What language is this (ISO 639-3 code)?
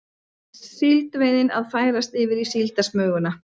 isl